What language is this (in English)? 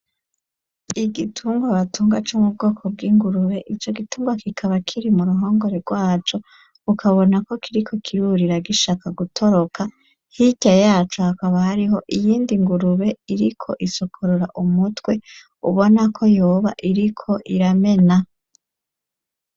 Rundi